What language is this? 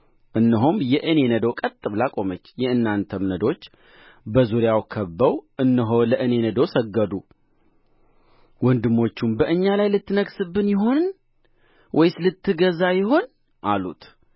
Amharic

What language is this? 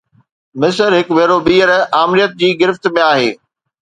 Sindhi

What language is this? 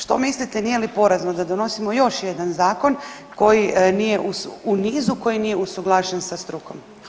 Croatian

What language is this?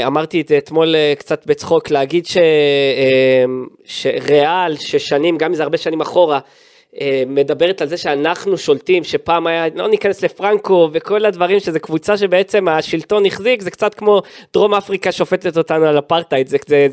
Hebrew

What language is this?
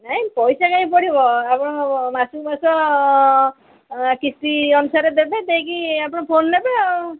Odia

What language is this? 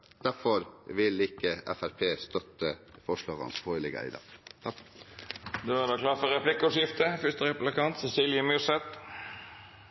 Norwegian Bokmål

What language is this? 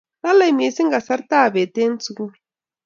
Kalenjin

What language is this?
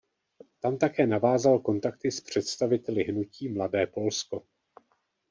Czech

